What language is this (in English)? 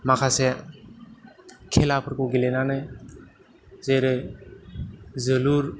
Bodo